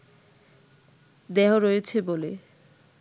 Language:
Bangla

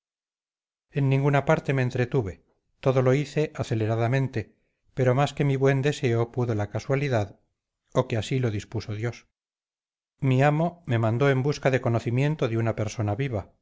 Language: Spanish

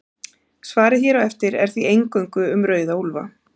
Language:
Icelandic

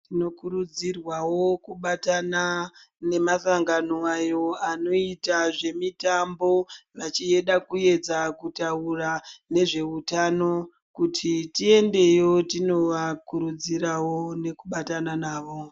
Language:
Ndau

